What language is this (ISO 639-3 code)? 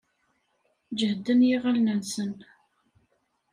kab